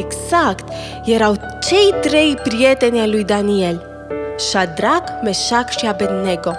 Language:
Romanian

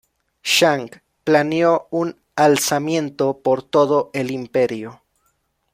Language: Spanish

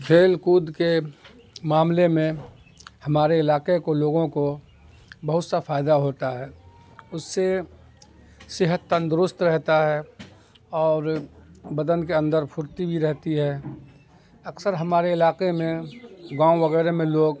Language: Urdu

